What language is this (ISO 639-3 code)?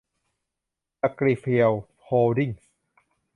tha